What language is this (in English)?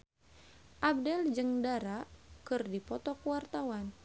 Sundanese